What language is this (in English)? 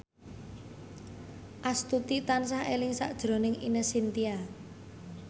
Javanese